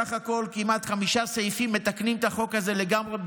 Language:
Hebrew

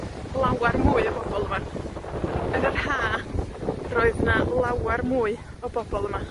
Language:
Welsh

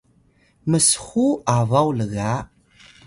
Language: Atayal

